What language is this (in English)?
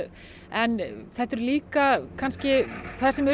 Icelandic